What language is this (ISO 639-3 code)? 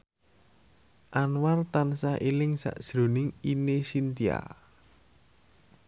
jav